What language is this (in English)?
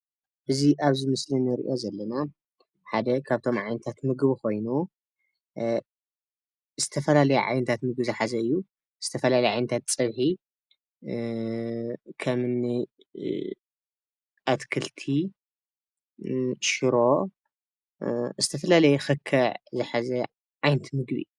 Tigrinya